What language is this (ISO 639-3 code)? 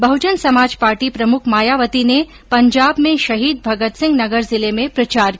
hin